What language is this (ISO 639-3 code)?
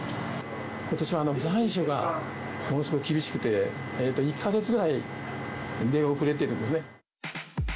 jpn